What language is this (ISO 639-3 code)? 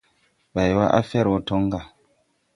tui